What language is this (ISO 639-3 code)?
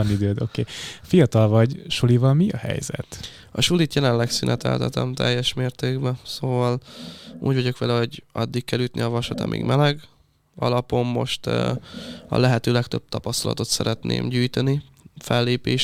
hun